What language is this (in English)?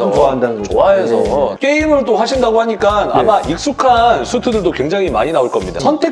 Korean